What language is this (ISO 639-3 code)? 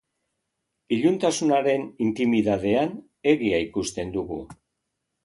eus